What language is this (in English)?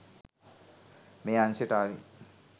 Sinhala